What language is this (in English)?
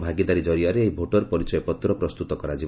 Odia